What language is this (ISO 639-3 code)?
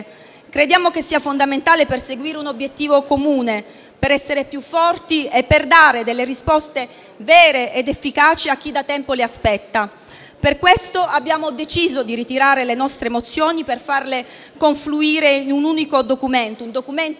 ita